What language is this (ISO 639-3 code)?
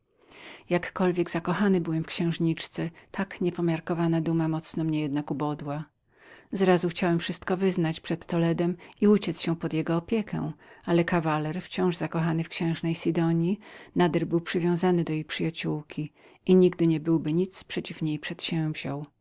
pol